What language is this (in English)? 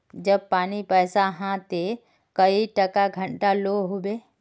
Magahi